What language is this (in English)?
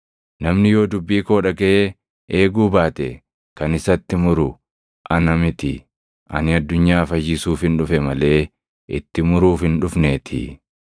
Oromo